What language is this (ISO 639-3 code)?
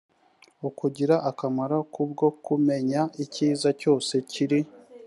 kin